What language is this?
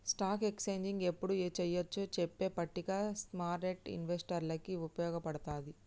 Telugu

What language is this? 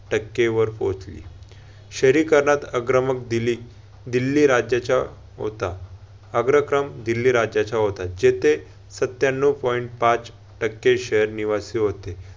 Marathi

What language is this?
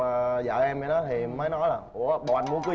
Vietnamese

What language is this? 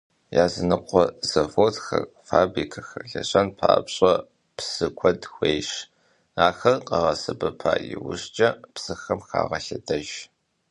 Kabardian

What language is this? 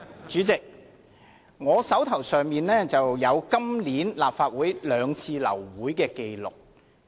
Cantonese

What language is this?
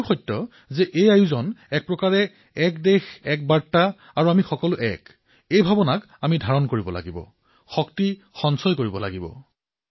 Assamese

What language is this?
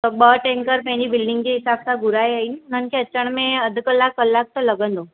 Sindhi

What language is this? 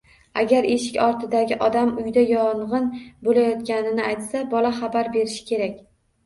Uzbek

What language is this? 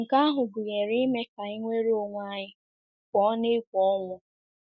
Igbo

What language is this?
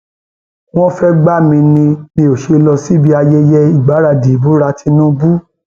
Yoruba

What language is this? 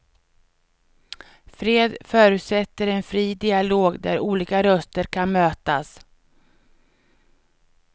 Swedish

